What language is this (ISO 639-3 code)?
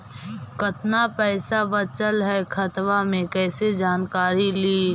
mag